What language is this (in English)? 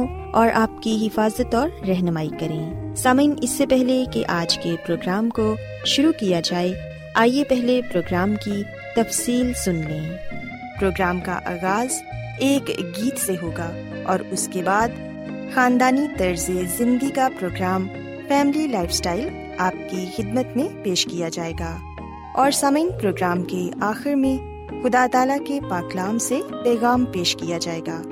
Urdu